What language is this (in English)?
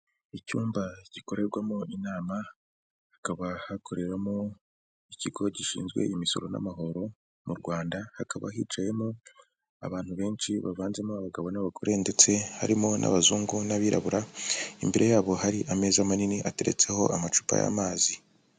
Kinyarwanda